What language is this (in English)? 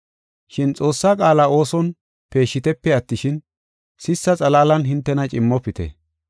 Gofa